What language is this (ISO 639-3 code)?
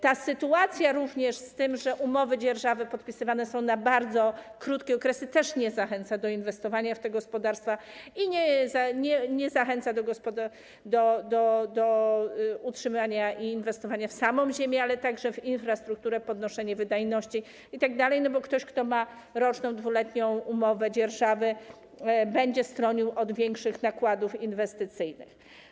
pol